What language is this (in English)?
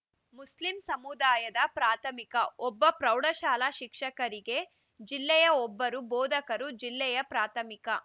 Kannada